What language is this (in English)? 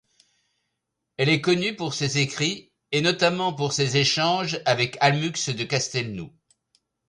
French